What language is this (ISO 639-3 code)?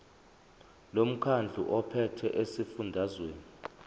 zul